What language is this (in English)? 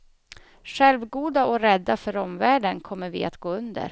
Swedish